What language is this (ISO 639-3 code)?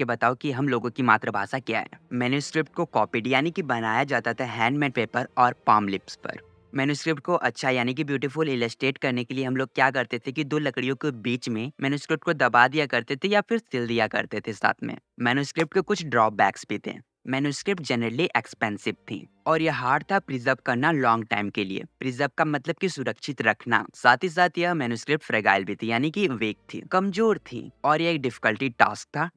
hin